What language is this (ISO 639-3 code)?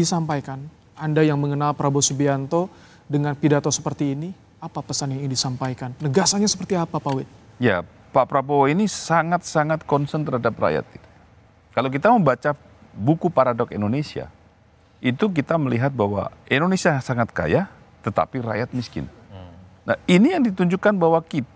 ind